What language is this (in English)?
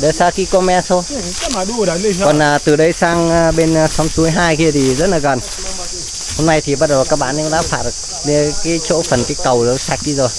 Vietnamese